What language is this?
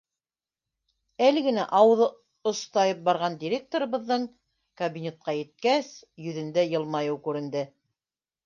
Bashkir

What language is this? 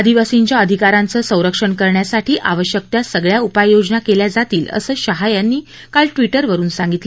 Marathi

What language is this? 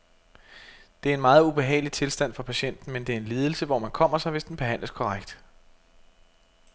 Danish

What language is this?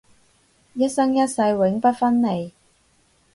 Cantonese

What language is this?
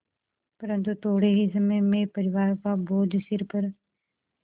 Hindi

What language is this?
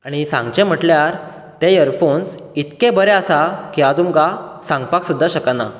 Konkani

